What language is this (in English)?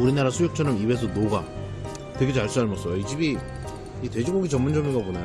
Korean